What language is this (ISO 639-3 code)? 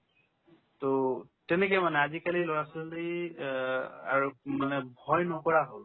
asm